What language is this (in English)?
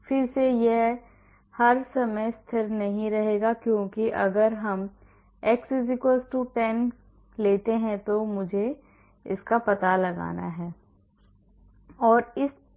Hindi